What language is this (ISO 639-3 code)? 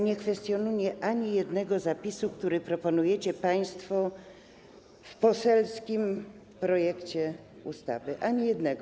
pol